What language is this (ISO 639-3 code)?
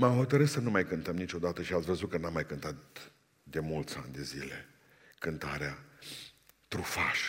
ron